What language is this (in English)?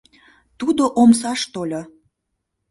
Mari